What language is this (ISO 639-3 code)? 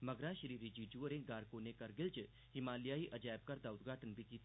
doi